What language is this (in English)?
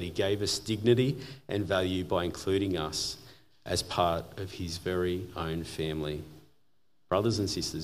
English